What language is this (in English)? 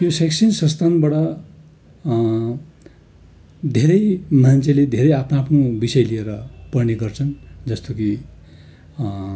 Nepali